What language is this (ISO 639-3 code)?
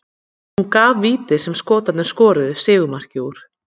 isl